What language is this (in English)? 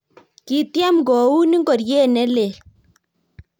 Kalenjin